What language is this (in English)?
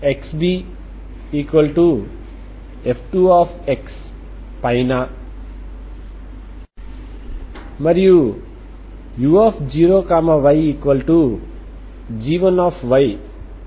Telugu